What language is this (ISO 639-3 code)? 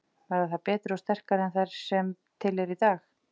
isl